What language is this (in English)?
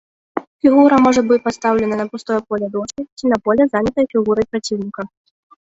Belarusian